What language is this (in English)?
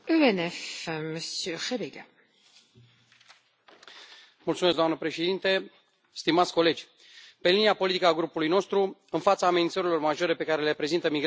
Romanian